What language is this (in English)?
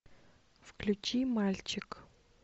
Russian